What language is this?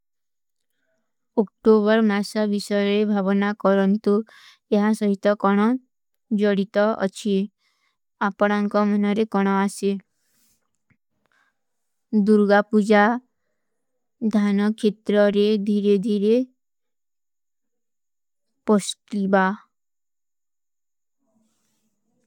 Kui (India)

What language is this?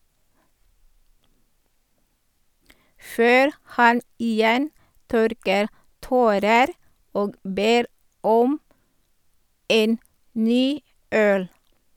Norwegian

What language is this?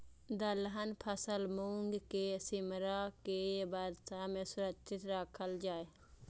Maithili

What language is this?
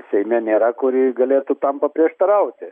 Lithuanian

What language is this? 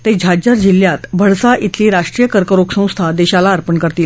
Marathi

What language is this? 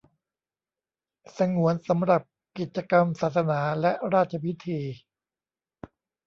Thai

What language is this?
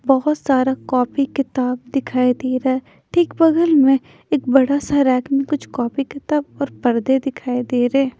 Hindi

